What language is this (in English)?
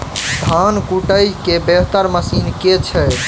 Maithili